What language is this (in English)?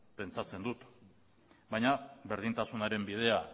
Basque